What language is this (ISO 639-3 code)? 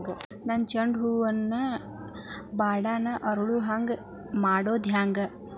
kan